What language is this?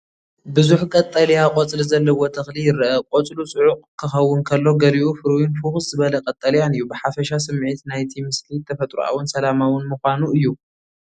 Tigrinya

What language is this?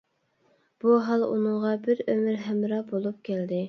Uyghur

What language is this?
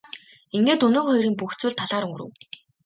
Mongolian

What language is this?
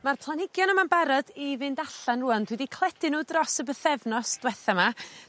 Welsh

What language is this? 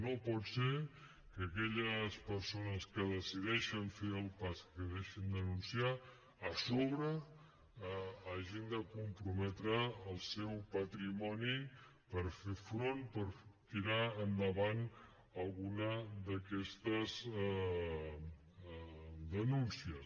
Catalan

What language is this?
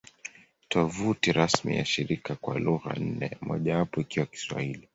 Swahili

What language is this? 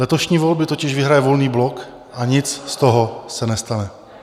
Czech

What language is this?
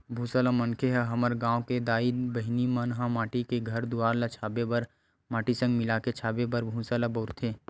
Chhattisgarhi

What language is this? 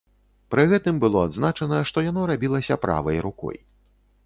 Belarusian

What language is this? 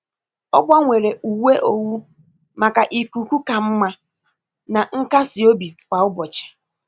Igbo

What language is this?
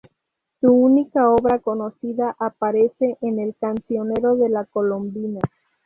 Spanish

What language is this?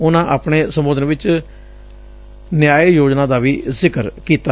Punjabi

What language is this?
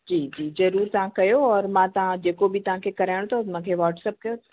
Sindhi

